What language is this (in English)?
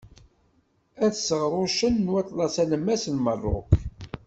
Kabyle